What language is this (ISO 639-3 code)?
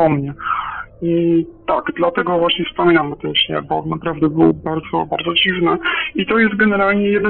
pol